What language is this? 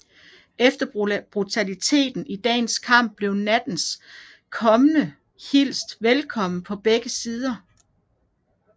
Danish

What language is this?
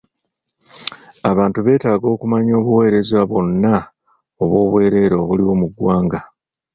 Ganda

